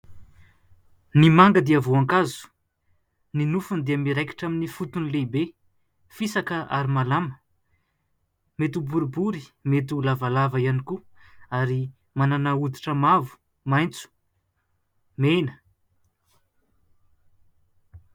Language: Malagasy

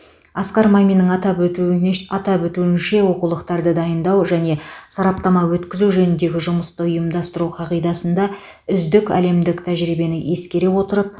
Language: Kazakh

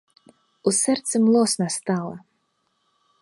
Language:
Belarusian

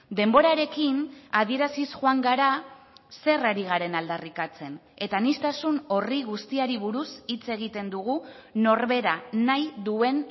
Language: Basque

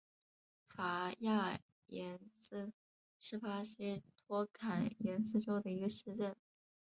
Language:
Chinese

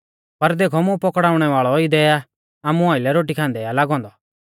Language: Mahasu Pahari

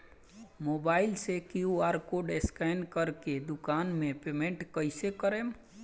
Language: Bhojpuri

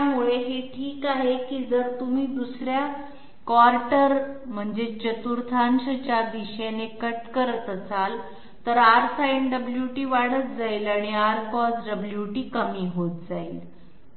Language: Marathi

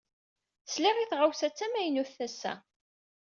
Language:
Kabyle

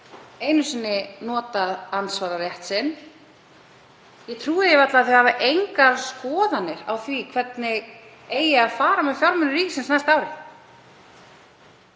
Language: Icelandic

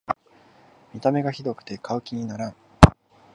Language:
Japanese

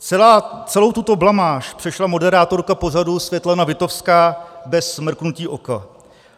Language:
Czech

